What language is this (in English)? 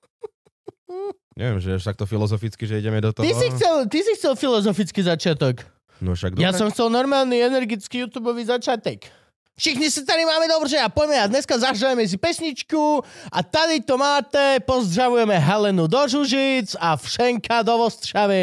Slovak